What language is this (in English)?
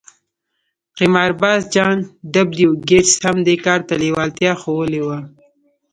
Pashto